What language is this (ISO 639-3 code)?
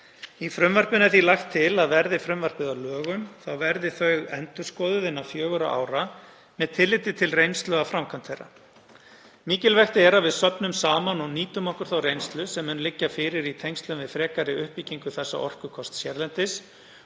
isl